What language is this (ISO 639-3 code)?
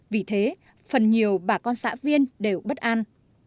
vie